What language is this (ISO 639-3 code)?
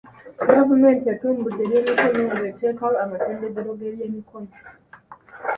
lug